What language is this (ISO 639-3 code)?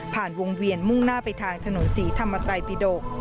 tha